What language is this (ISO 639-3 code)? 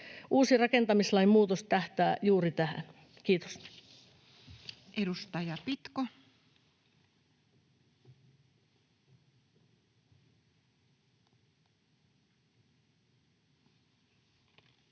fin